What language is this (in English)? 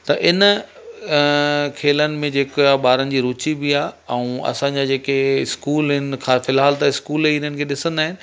Sindhi